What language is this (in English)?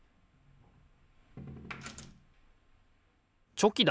Japanese